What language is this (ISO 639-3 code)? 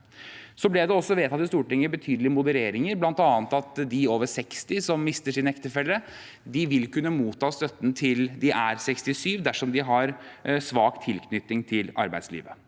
nor